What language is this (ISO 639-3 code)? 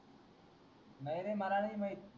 mar